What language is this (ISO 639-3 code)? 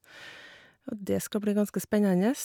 nor